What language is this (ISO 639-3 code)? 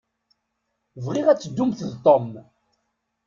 kab